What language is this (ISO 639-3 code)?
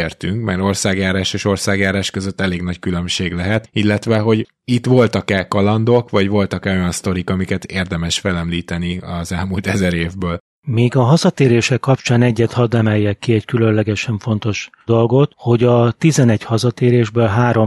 hun